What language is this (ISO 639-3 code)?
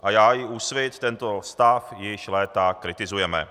ces